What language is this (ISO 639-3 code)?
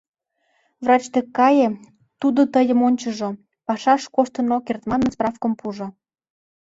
chm